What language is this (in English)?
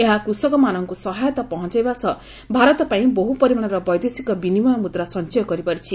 Odia